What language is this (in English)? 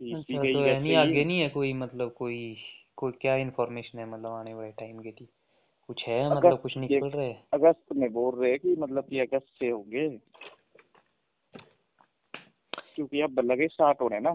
Hindi